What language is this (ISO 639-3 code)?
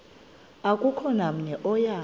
xho